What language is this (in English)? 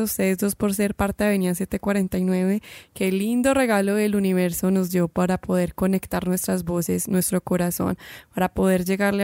Spanish